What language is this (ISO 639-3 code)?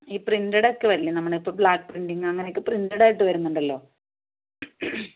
mal